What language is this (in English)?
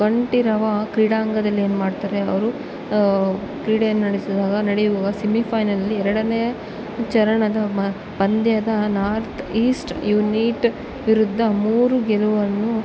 Kannada